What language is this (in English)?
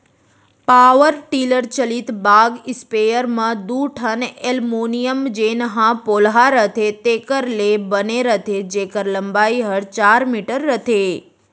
Chhattisgarhi